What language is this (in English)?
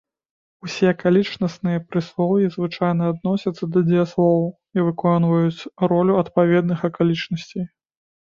Belarusian